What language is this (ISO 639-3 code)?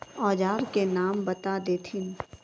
mag